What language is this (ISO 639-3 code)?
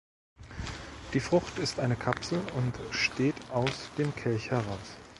deu